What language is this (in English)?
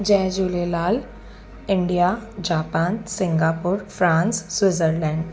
Sindhi